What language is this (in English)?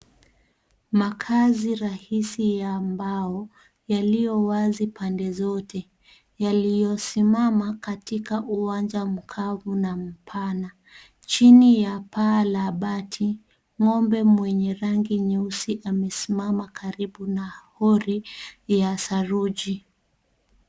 Swahili